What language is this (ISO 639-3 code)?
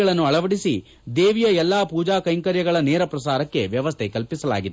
kan